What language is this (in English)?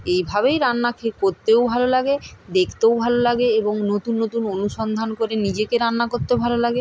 Bangla